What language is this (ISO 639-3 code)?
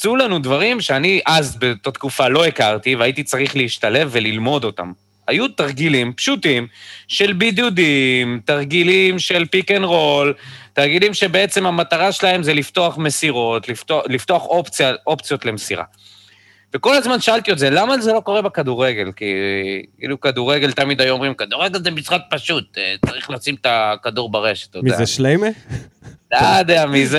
heb